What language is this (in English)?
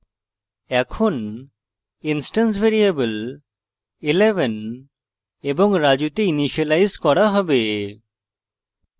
Bangla